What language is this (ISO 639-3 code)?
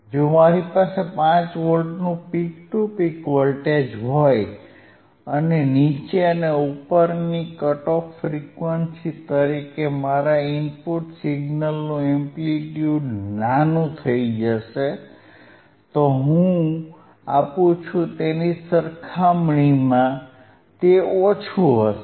guj